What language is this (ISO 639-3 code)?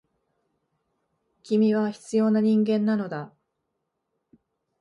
jpn